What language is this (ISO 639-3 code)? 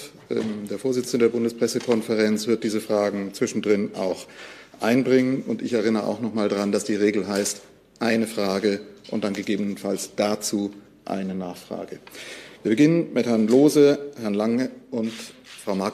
deu